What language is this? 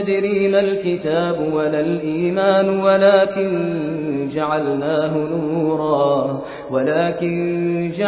Persian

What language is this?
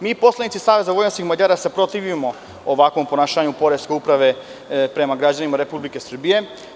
Serbian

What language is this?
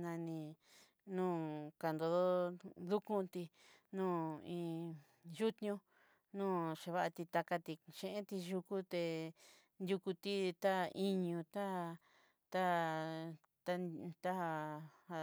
Southeastern Nochixtlán Mixtec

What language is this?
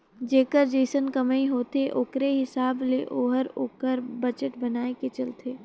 Chhattisgarhi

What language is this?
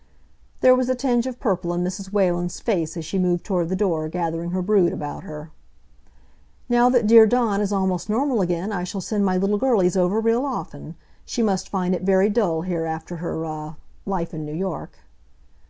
English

